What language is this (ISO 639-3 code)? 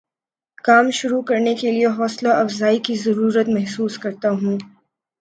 urd